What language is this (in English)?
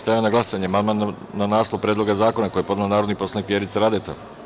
Serbian